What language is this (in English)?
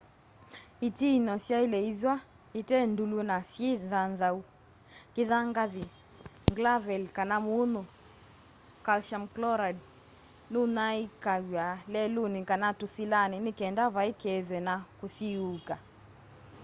Kamba